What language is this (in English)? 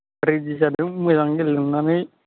Bodo